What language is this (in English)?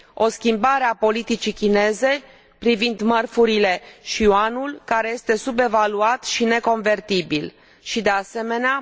Romanian